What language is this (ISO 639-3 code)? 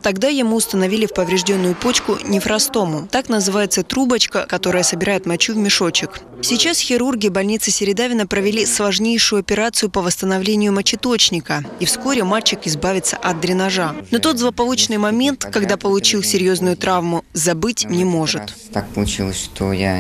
rus